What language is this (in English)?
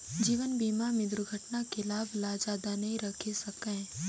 Chhattisgarhi